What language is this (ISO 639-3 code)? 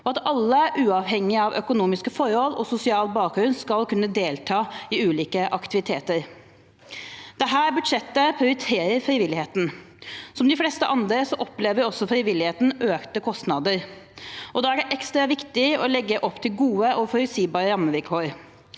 nor